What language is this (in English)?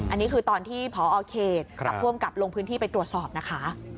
Thai